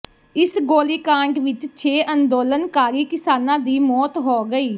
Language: Punjabi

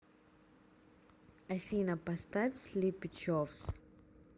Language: Russian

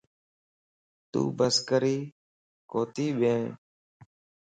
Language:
Lasi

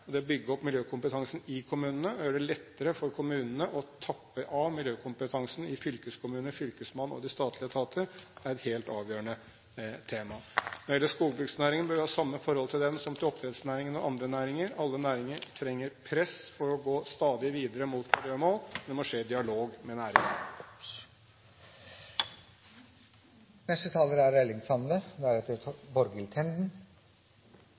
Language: Norwegian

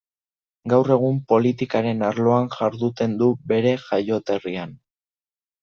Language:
Basque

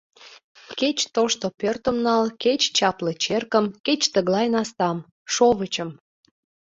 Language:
Mari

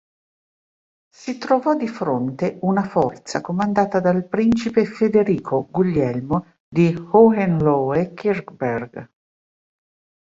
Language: Italian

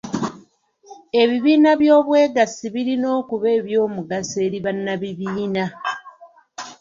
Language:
Ganda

